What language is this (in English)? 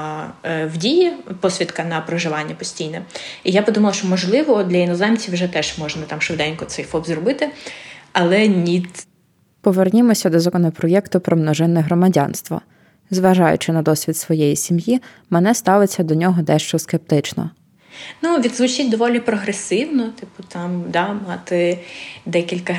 Ukrainian